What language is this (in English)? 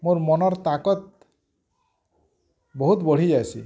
Odia